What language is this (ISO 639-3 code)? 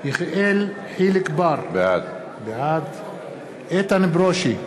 heb